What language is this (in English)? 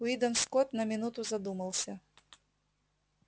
Russian